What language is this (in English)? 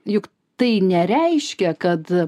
Lithuanian